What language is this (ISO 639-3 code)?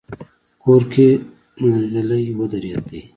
pus